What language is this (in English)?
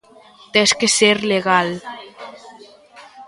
Galician